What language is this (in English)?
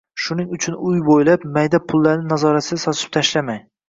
Uzbek